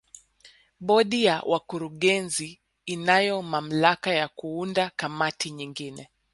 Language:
Swahili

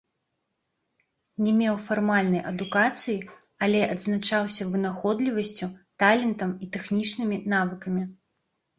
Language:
Belarusian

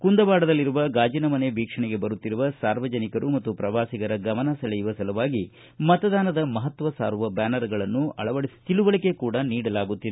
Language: Kannada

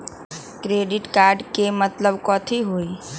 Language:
Magahi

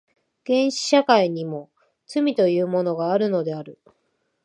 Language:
Japanese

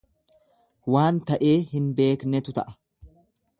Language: Oromo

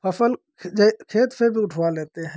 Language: Hindi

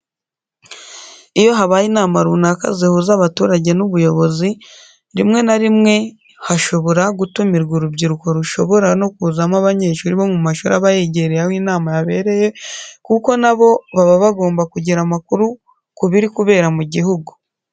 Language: Kinyarwanda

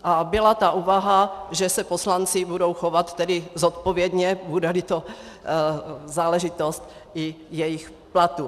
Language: Czech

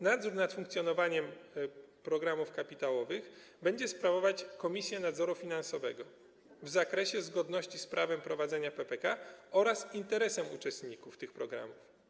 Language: Polish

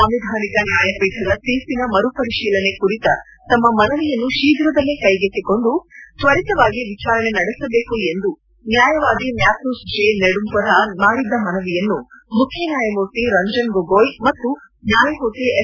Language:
Kannada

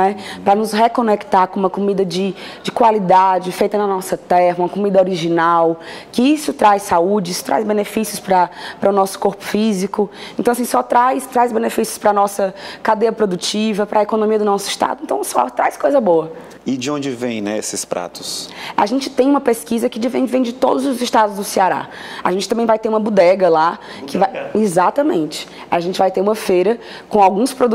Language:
Portuguese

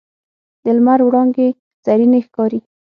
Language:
Pashto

